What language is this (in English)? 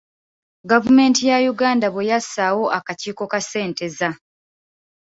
Ganda